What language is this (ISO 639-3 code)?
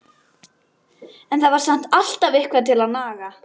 isl